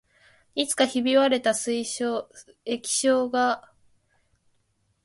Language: Japanese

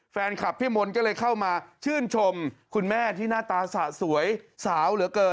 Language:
Thai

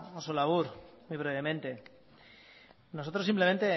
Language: Spanish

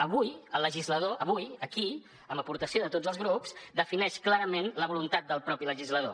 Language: Catalan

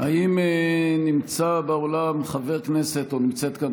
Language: Hebrew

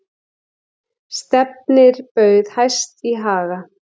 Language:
Icelandic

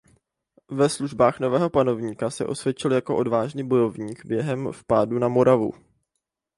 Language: Czech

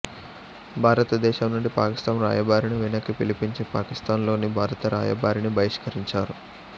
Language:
Telugu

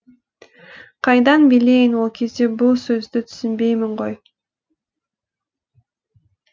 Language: Kazakh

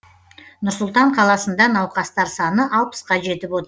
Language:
Kazakh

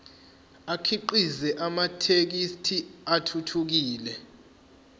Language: Zulu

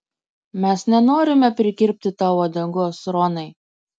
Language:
Lithuanian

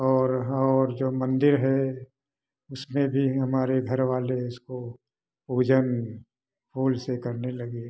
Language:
Hindi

